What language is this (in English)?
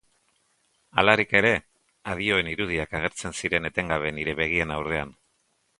Basque